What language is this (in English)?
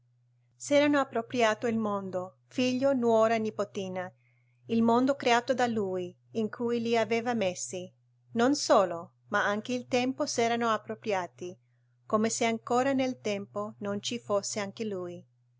Italian